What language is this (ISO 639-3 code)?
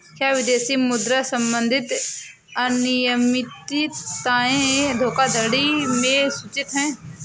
hin